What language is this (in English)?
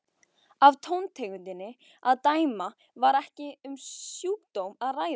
Icelandic